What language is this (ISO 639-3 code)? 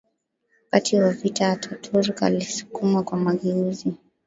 swa